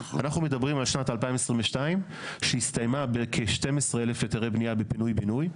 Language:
Hebrew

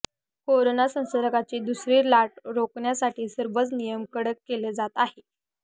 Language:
Marathi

